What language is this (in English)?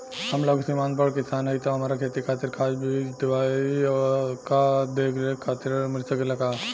Bhojpuri